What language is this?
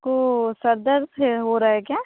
Hindi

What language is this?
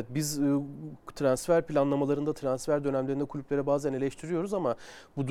Turkish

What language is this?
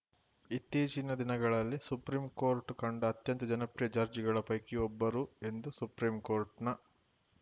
Kannada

